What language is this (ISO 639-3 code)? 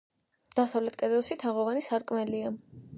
kat